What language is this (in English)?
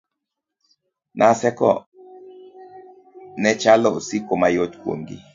Luo (Kenya and Tanzania)